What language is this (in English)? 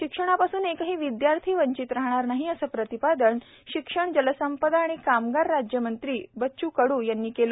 Marathi